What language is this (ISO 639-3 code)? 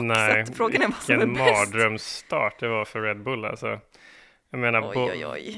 swe